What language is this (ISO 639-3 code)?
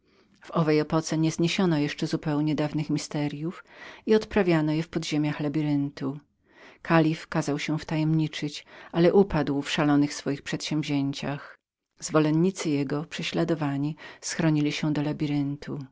pol